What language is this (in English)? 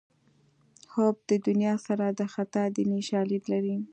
Pashto